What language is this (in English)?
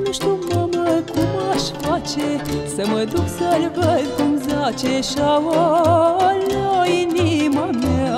Romanian